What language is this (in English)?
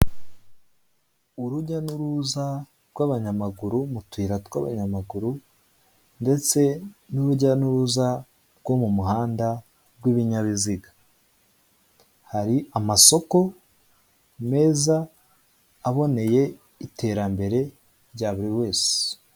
Kinyarwanda